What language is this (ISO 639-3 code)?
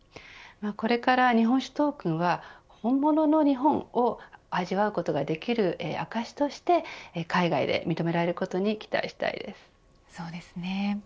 jpn